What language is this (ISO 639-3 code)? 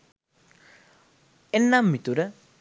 sin